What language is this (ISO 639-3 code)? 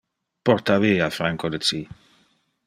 ina